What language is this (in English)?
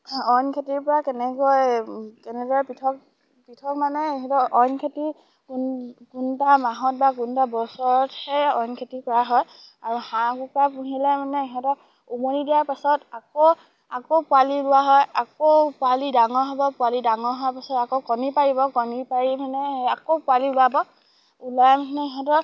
Assamese